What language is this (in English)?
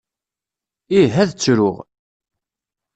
Kabyle